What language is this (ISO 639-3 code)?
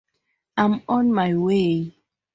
eng